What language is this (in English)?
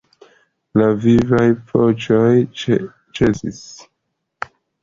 Esperanto